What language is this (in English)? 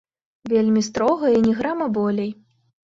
Belarusian